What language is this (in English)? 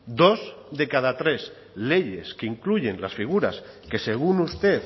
Spanish